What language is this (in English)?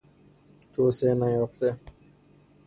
Persian